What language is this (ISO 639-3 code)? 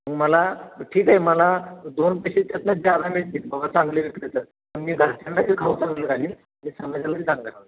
mar